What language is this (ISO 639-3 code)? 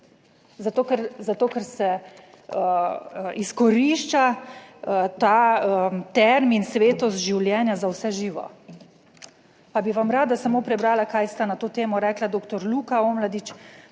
slv